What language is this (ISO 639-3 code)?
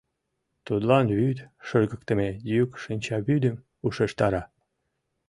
chm